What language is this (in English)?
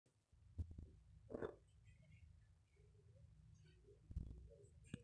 Masai